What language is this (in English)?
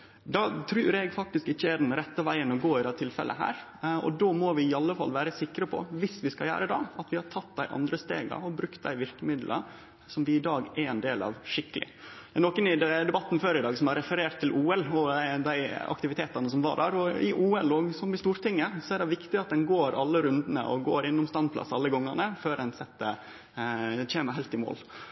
Norwegian Nynorsk